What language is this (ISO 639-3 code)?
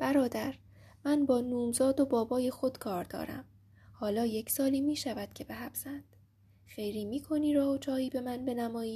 fas